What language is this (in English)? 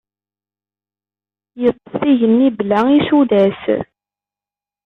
Kabyle